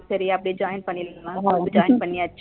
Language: Tamil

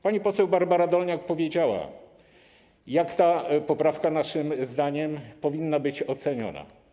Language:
Polish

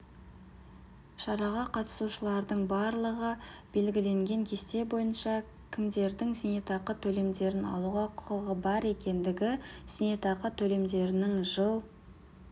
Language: Kazakh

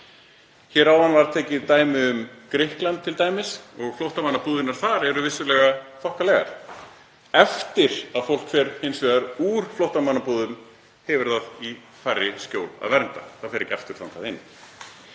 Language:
Icelandic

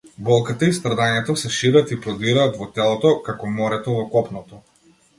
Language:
Macedonian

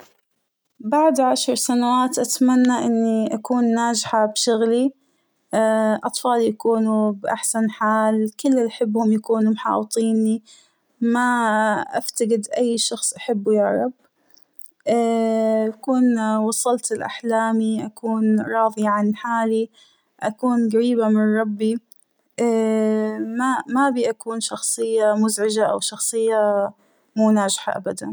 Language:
Hijazi Arabic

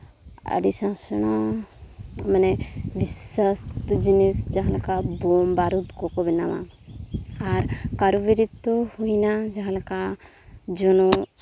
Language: Santali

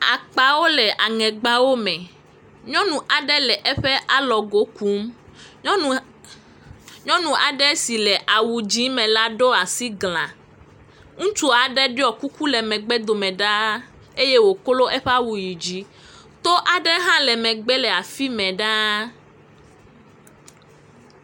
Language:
Ewe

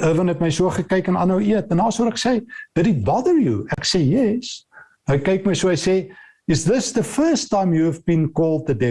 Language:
Dutch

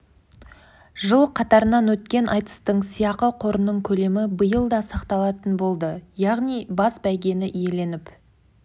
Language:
Kazakh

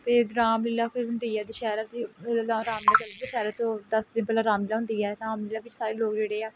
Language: Punjabi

